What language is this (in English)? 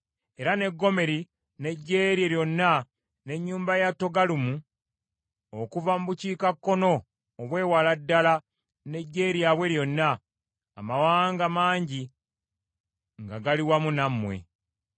Ganda